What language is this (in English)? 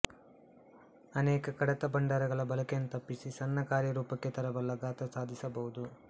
Kannada